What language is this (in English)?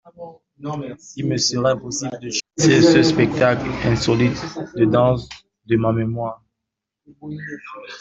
French